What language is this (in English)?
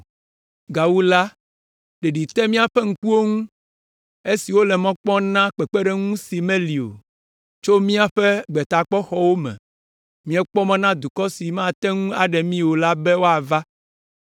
Ewe